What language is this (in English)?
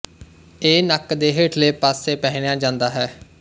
Punjabi